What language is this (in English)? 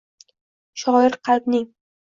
Uzbek